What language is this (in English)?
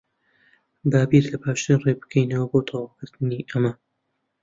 Central Kurdish